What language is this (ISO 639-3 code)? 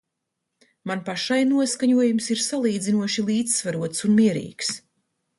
lav